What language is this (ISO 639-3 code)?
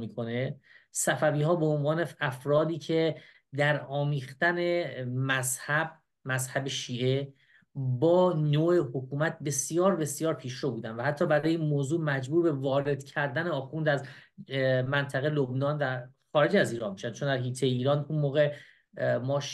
fas